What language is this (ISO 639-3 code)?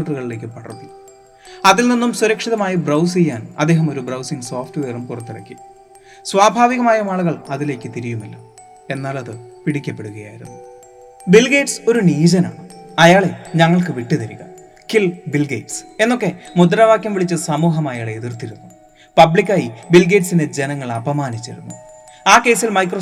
mal